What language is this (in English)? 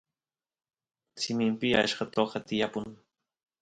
Santiago del Estero Quichua